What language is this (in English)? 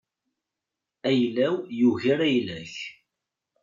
Kabyle